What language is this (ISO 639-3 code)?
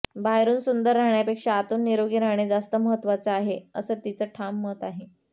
mar